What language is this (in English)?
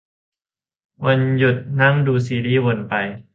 Thai